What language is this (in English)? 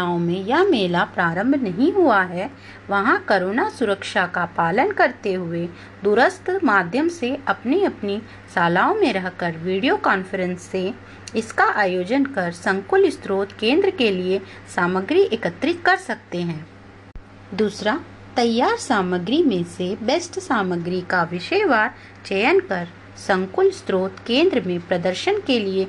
Hindi